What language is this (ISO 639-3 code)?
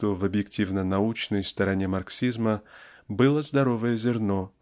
rus